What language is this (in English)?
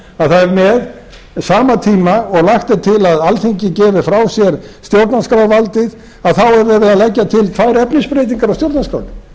Icelandic